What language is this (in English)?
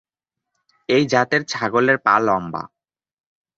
Bangla